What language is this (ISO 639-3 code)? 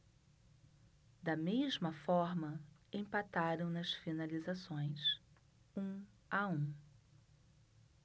por